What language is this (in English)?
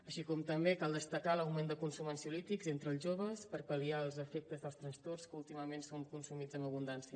Catalan